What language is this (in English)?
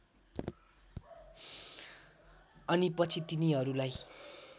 Nepali